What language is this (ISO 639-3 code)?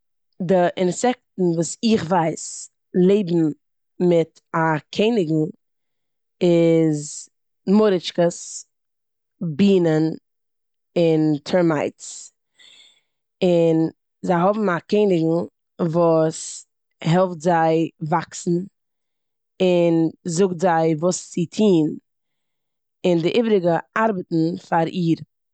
yid